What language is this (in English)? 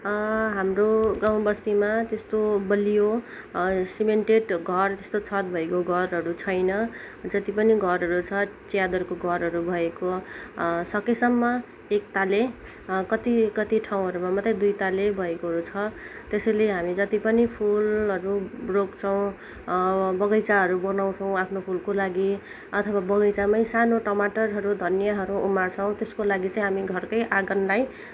Nepali